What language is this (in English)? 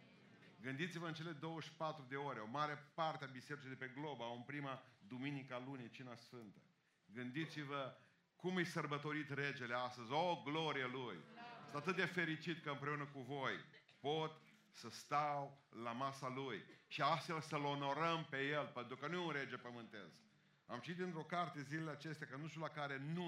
Romanian